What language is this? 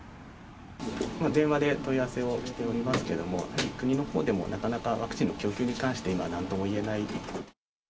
Japanese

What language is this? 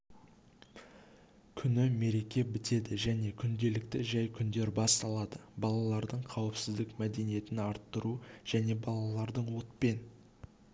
Kazakh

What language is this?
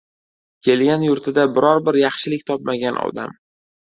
Uzbek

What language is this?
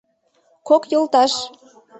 Mari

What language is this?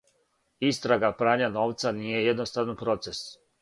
Serbian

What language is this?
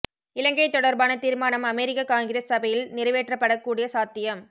Tamil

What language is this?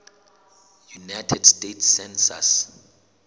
Southern Sotho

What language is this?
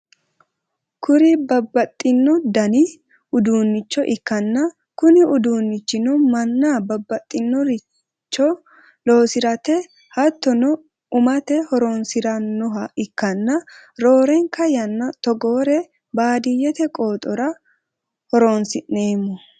Sidamo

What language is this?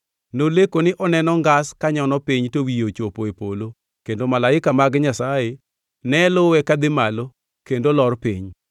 Luo (Kenya and Tanzania)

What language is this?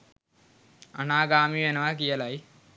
Sinhala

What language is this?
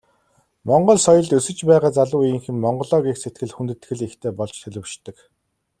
Mongolian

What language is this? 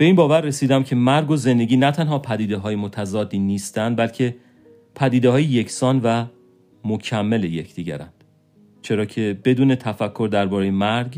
Persian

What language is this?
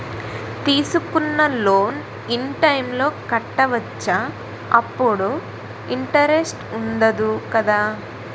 Telugu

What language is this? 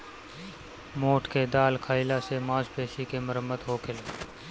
Bhojpuri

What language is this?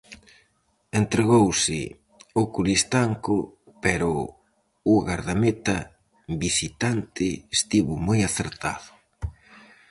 Galician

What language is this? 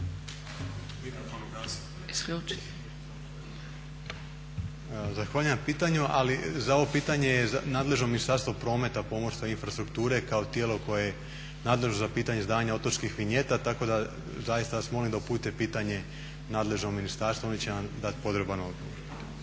Croatian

